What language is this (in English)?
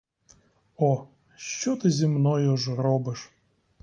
Ukrainian